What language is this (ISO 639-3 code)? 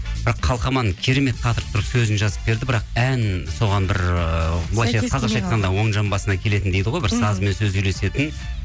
kaz